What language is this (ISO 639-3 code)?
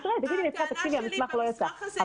heb